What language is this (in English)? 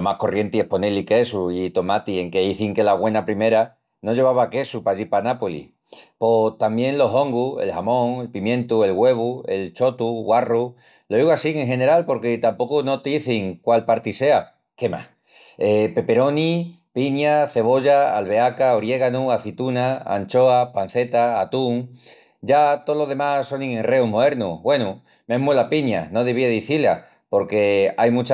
Extremaduran